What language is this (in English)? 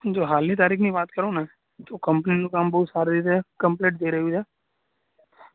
Gujarati